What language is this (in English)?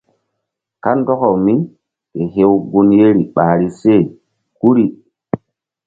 Mbum